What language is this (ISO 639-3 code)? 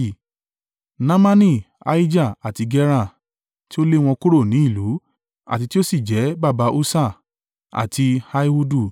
yor